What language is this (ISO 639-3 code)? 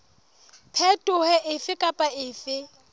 sot